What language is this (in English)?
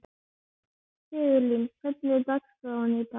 Icelandic